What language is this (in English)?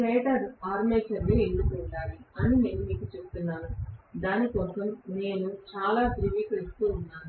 Telugu